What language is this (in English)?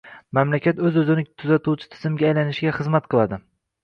Uzbek